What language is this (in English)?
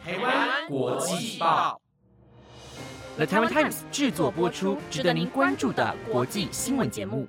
Chinese